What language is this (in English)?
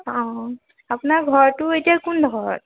Assamese